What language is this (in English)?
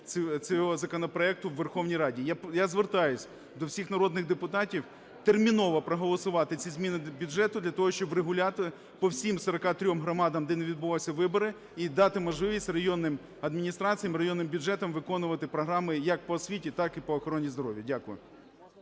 Ukrainian